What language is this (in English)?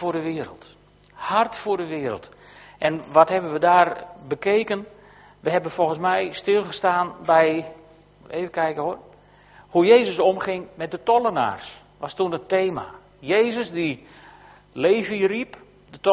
Dutch